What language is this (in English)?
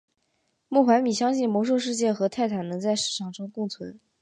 Chinese